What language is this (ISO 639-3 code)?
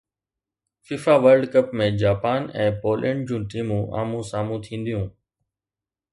snd